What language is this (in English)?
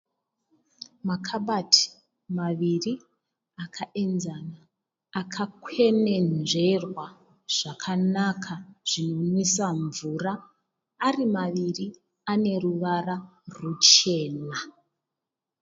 Shona